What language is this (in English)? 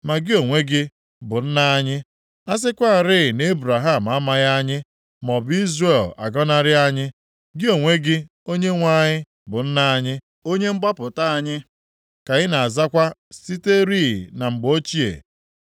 Igbo